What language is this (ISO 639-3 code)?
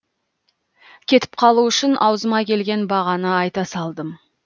kaz